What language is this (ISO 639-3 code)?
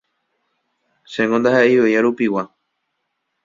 grn